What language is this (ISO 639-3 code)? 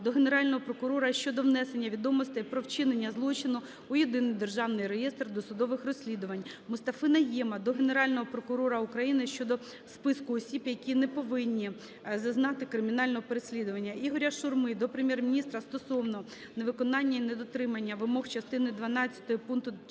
ukr